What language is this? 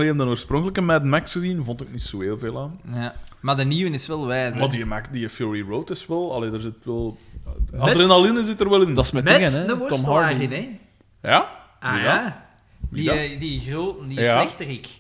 Dutch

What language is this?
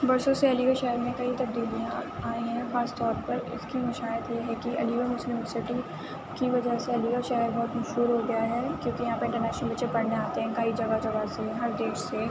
Urdu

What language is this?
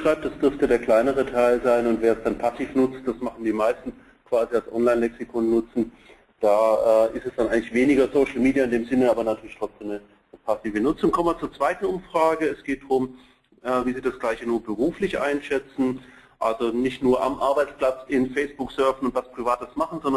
German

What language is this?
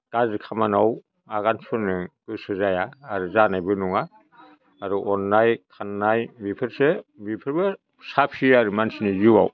Bodo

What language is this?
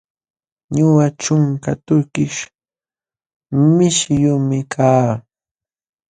Jauja Wanca Quechua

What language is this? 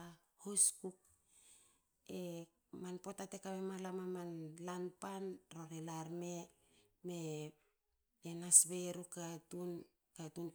Hakö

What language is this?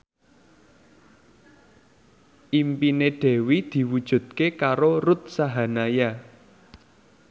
Javanese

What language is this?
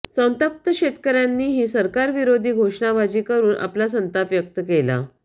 Marathi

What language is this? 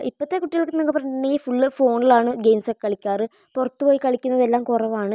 Malayalam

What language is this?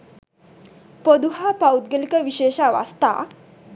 Sinhala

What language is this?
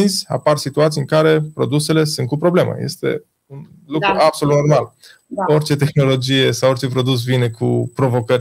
Romanian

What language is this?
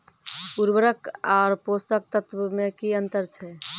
Maithili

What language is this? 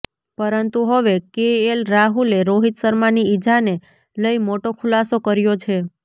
Gujarati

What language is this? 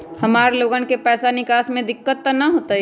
Magahi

